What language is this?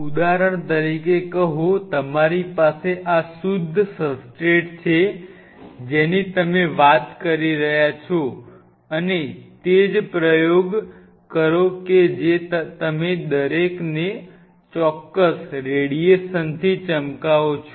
Gujarati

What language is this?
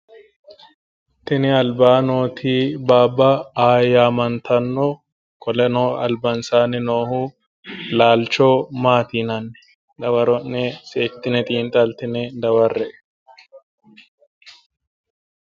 Sidamo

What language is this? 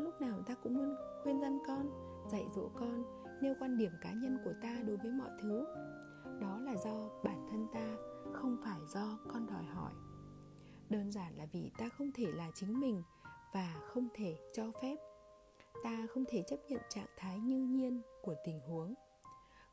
Vietnamese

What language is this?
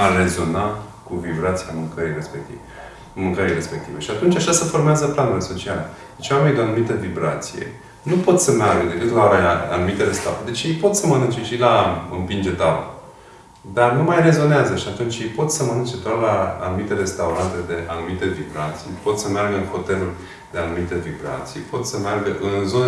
Romanian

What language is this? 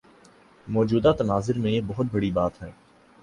Urdu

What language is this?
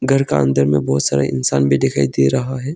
Hindi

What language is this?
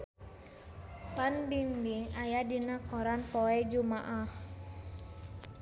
Sundanese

